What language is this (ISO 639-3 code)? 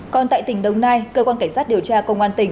vie